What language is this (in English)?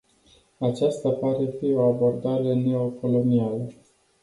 Romanian